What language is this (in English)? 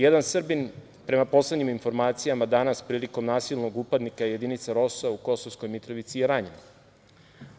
Serbian